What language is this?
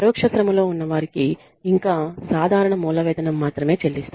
Telugu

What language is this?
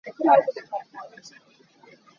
Hakha Chin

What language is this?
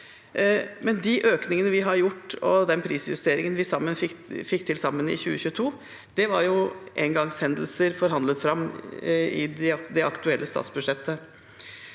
Norwegian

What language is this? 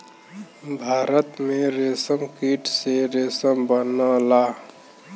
Bhojpuri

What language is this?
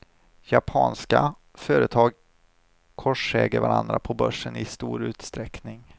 Swedish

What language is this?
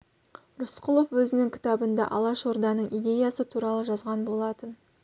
Kazakh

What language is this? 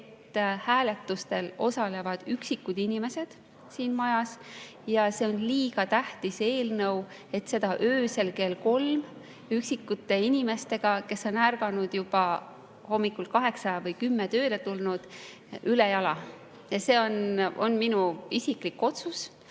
Estonian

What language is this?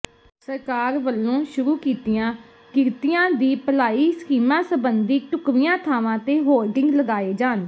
Punjabi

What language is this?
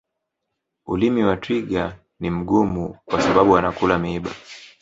Swahili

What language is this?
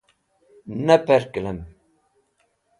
Wakhi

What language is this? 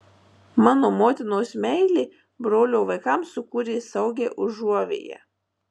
Lithuanian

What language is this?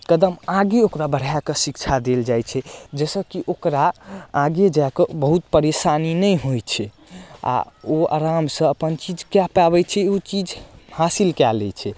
Maithili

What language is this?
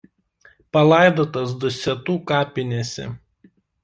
Lithuanian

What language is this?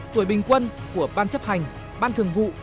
Vietnamese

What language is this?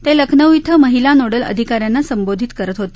Marathi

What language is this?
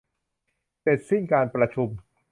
Thai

